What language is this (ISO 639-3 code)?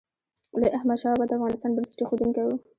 pus